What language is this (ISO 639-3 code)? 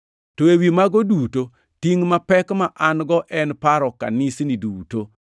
luo